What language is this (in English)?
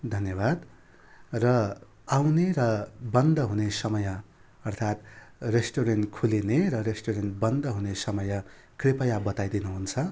Nepali